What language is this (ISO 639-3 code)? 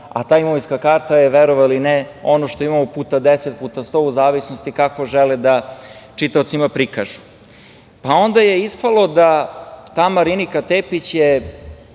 srp